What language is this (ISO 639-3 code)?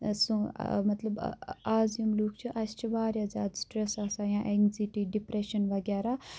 kas